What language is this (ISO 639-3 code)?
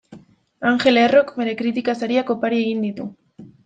eus